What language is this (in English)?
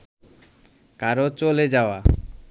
Bangla